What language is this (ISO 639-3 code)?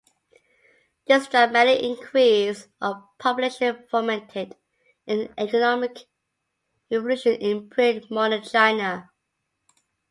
eng